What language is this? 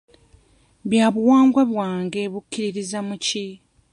Ganda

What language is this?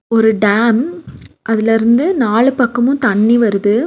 Tamil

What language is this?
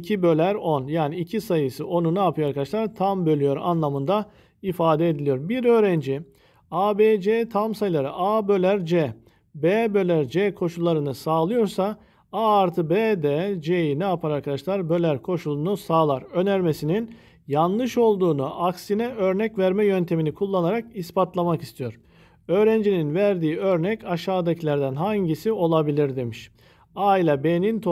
Turkish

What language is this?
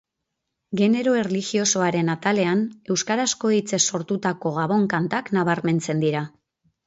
Basque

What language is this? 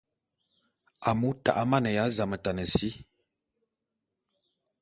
Bulu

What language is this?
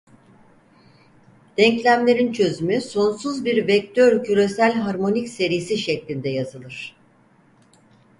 Turkish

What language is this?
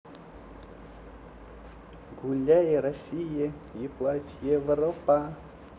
Russian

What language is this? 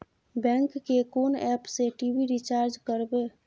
Maithili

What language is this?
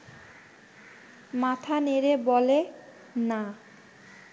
Bangla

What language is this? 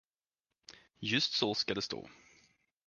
Swedish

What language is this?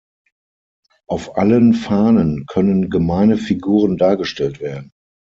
German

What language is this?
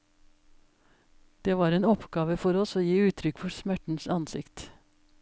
Norwegian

